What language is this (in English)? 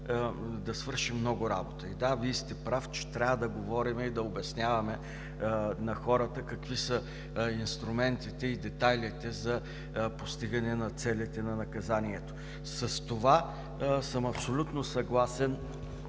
Bulgarian